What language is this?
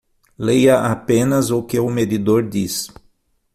Portuguese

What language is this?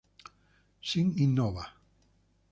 Spanish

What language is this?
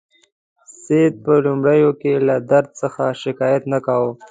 Pashto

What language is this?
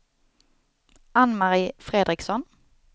Swedish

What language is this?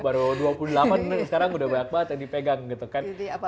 Indonesian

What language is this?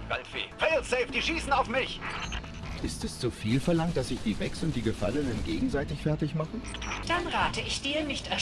German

